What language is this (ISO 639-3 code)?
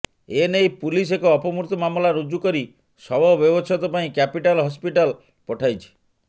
ori